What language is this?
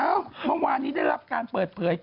Thai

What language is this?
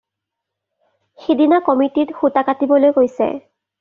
Assamese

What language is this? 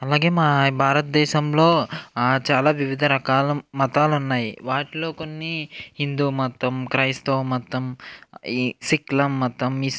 Telugu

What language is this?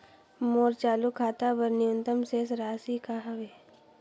Chhattisgarhi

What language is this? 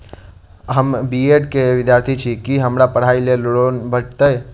Maithili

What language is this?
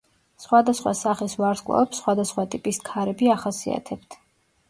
Georgian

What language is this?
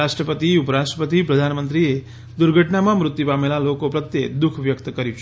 Gujarati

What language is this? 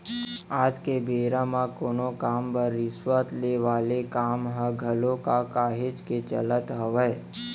Chhattisgarhi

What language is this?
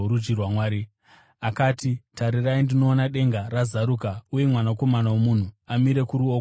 Shona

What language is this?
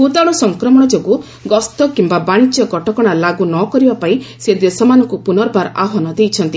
Odia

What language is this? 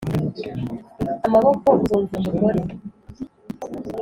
Kinyarwanda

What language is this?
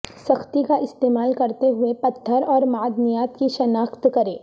Urdu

